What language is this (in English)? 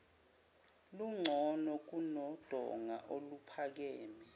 Zulu